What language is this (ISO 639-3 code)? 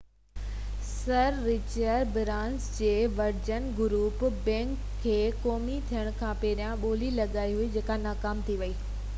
snd